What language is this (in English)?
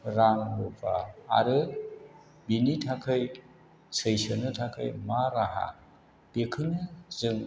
Bodo